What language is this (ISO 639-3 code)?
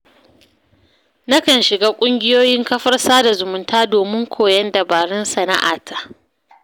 hau